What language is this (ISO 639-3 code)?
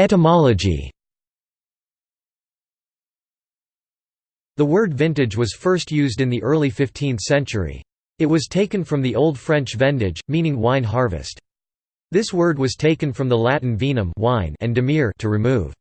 eng